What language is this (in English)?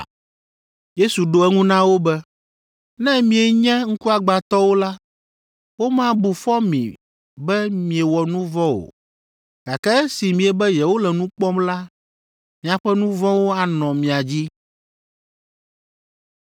Ewe